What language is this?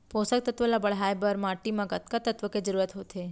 Chhattisgarhi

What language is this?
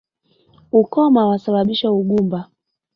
Swahili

